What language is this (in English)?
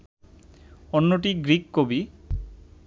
Bangla